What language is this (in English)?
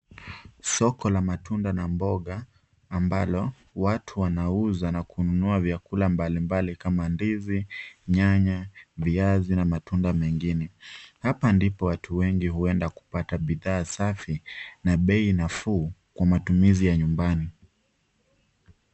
Swahili